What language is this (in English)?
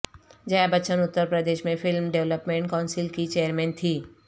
Urdu